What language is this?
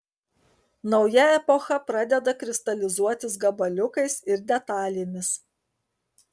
Lithuanian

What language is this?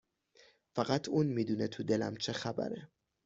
Persian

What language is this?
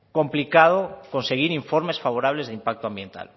Spanish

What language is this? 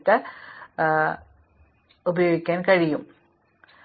Malayalam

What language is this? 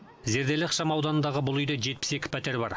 Kazakh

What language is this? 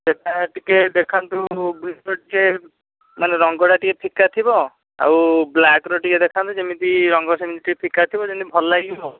Odia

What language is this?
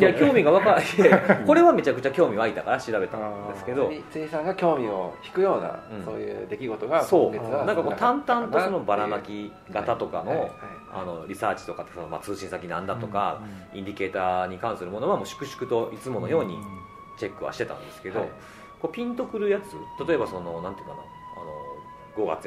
Japanese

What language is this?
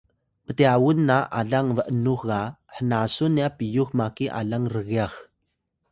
Atayal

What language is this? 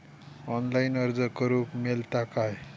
Marathi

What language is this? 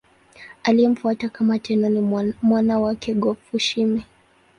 Swahili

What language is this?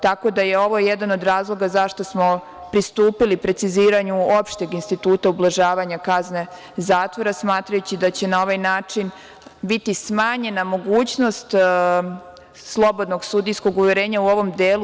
Serbian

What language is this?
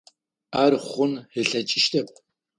Adyghe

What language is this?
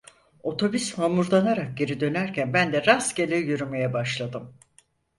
Turkish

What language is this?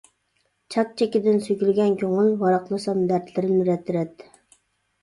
Uyghur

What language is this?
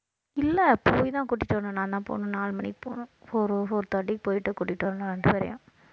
Tamil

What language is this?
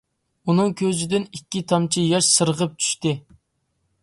Uyghur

